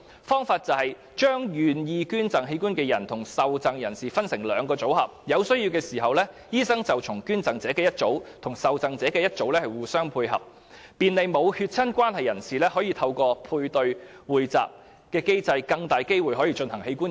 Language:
Cantonese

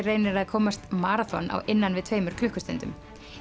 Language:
Icelandic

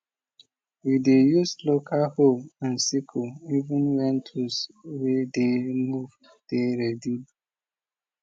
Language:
Nigerian Pidgin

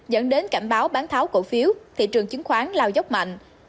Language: Vietnamese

